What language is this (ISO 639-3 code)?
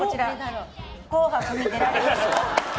jpn